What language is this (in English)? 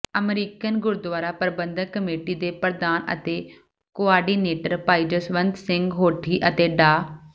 Punjabi